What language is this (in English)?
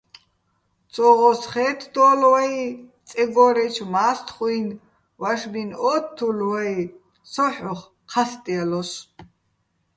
Bats